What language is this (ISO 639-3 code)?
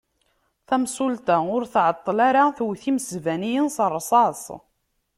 kab